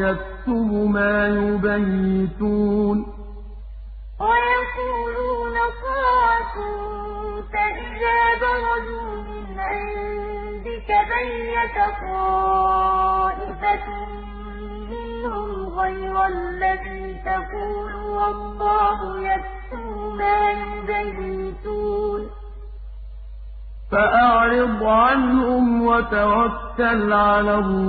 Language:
Arabic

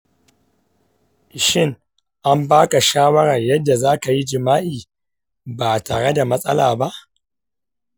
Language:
Hausa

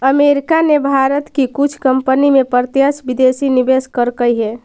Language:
Magahi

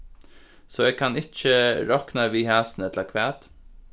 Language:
Faroese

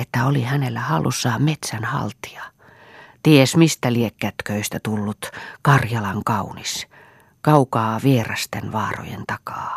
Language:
Finnish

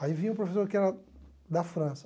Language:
Portuguese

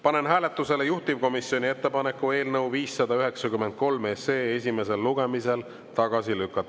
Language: Estonian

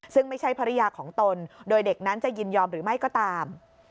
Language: Thai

